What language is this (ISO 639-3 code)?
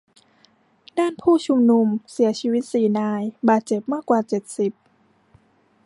tha